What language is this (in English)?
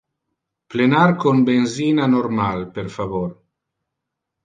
Interlingua